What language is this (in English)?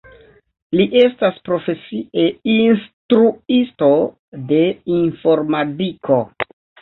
Esperanto